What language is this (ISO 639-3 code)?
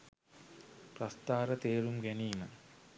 sin